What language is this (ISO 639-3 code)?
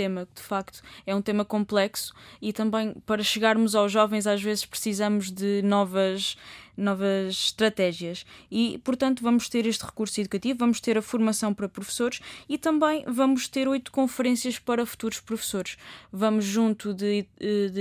por